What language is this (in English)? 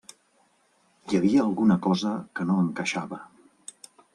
Catalan